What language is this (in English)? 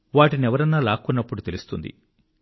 Telugu